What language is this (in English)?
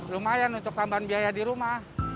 Indonesian